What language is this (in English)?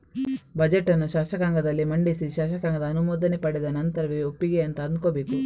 Kannada